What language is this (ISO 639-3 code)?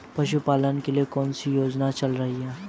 hin